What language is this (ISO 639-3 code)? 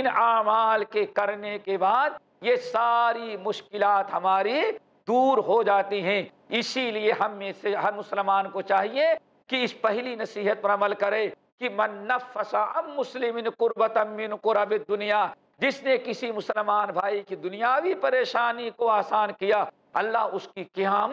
ara